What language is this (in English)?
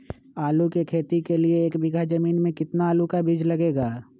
Magahi